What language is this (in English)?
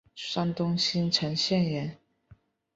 Chinese